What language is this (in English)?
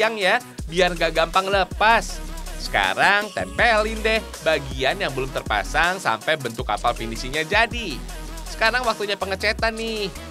Indonesian